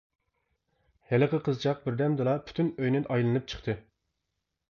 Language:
Uyghur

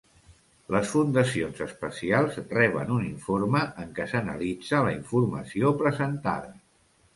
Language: Catalan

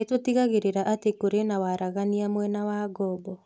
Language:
Kikuyu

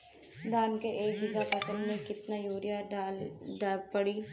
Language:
Bhojpuri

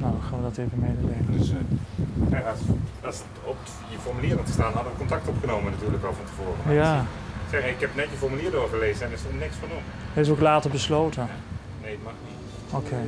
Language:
Dutch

